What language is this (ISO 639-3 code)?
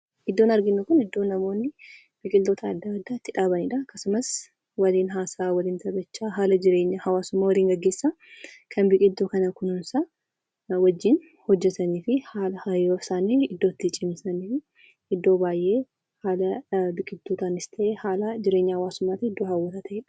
orm